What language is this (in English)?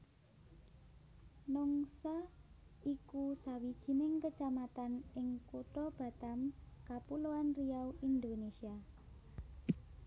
Javanese